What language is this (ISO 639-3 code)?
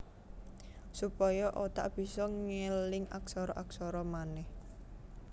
jav